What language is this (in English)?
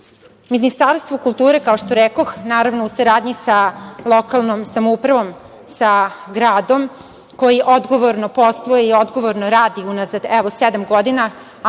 Serbian